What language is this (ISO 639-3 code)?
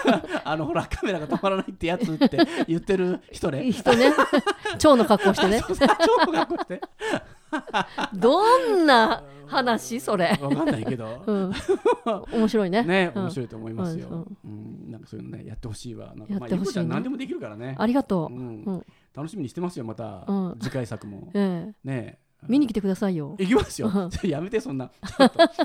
jpn